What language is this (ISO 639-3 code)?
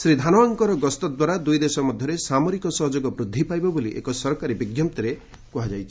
ori